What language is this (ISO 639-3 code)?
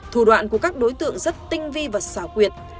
vie